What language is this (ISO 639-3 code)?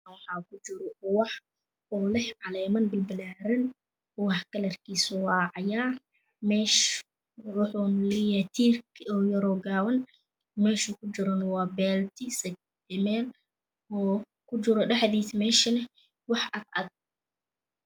som